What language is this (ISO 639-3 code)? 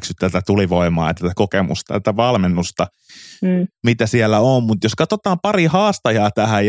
fin